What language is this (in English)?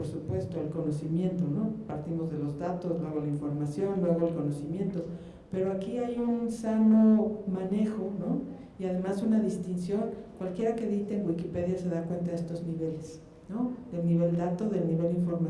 Spanish